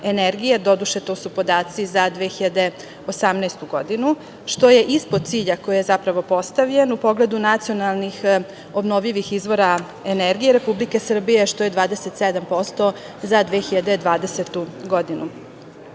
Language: Serbian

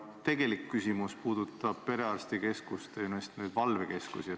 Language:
Estonian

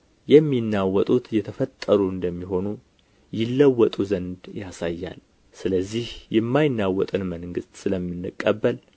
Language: Amharic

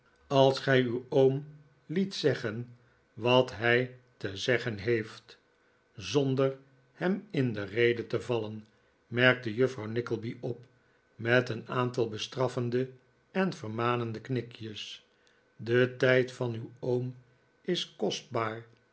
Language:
Dutch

